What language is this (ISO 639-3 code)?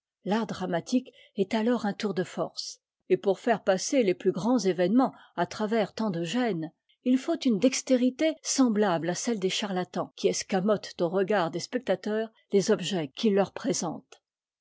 fra